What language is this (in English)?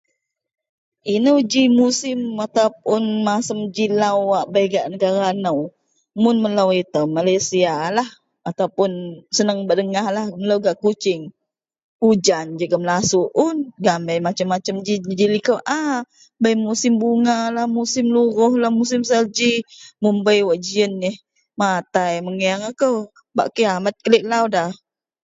Central Melanau